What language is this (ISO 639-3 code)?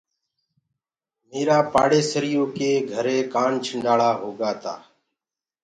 ggg